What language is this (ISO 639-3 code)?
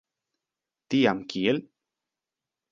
epo